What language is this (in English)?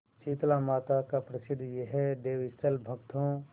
Hindi